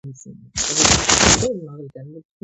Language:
Georgian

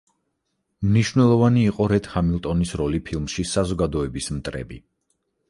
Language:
Georgian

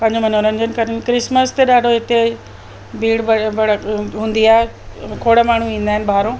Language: Sindhi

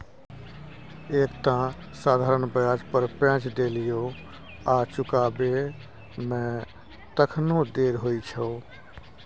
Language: Maithili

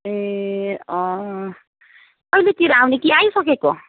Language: Nepali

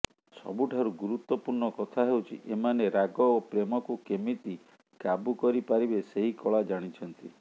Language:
Odia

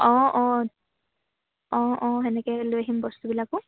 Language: Assamese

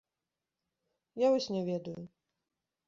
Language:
Belarusian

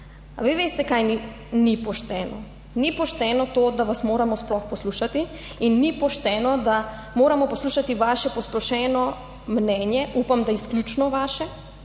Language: Slovenian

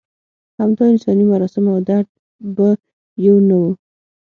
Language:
Pashto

